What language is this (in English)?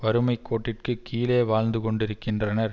Tamil